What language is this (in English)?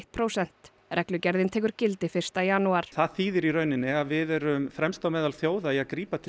Icelandic